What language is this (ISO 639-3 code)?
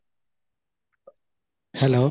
asm